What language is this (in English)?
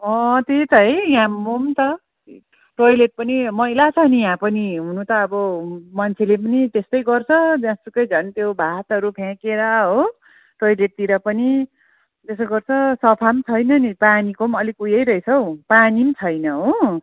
Nepali